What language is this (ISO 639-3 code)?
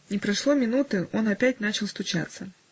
rus